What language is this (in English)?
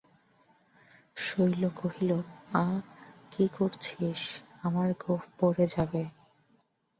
Bangla